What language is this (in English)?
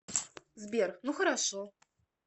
Russian